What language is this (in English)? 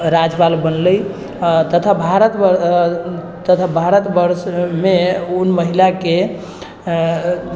Maithili